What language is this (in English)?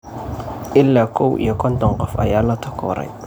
Somali